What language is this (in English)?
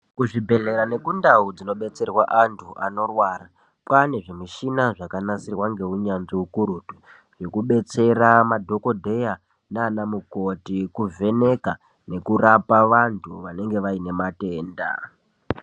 Ndau